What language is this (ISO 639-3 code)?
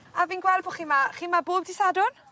cym